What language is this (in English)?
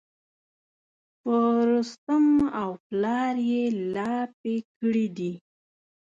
Pashto